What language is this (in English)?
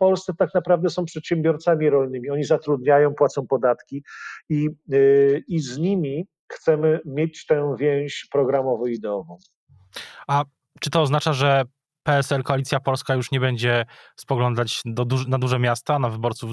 Polish